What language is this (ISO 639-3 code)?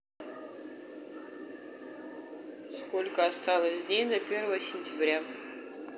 rus